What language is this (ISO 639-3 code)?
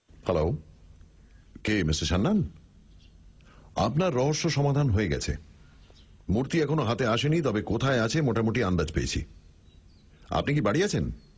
ben